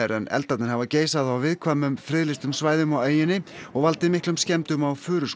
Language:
Icelandic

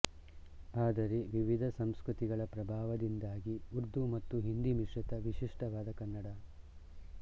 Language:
Kannada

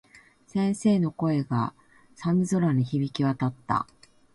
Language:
Japanese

